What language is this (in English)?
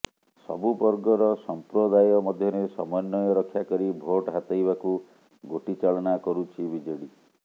Odia